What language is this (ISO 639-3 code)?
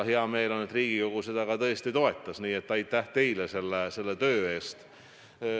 est